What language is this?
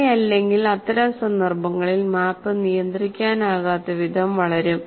Malayalam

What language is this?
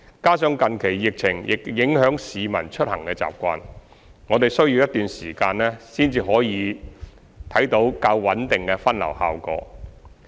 Cantonese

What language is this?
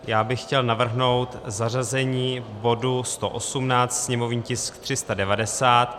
Czech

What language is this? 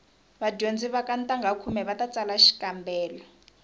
Tsonga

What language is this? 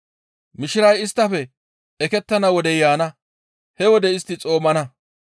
Gamo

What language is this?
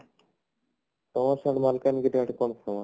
Odia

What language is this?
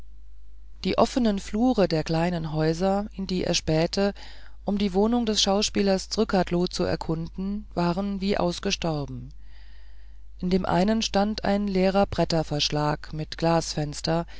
German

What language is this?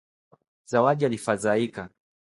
Swahili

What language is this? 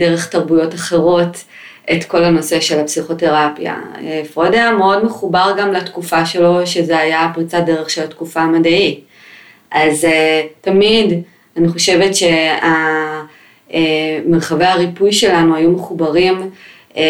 Hebrew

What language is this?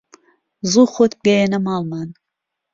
Central Kurdish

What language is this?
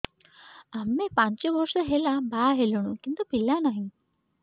Odia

